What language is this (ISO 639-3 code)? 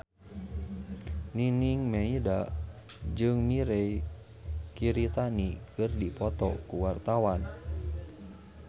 sun